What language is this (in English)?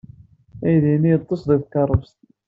Kabyle